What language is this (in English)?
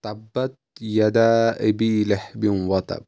Kashmiri